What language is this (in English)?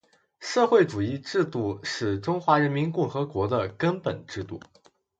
Chinese